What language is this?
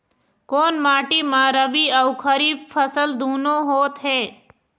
Chhattisgarhi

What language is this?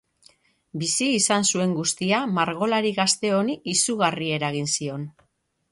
Basque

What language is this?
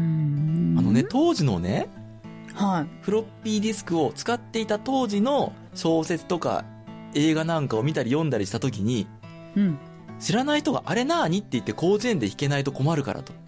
Japanese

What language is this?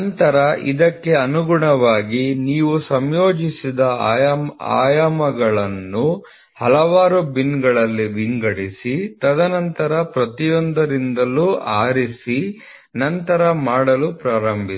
Kannada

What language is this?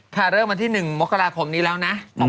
Thai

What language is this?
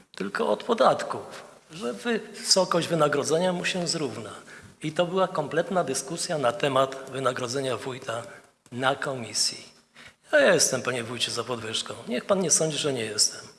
Polish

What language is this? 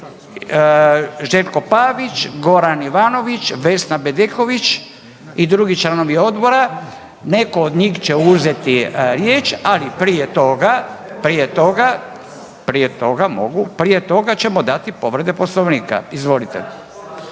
Croatian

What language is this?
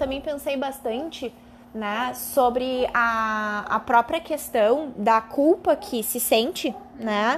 Portuguese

